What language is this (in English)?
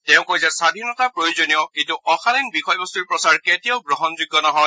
Assamese